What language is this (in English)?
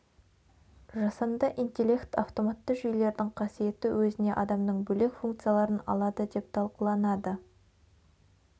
Kazakh